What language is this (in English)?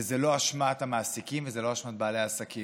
Hebrew